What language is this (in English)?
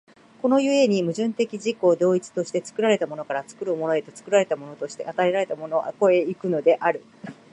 Japanese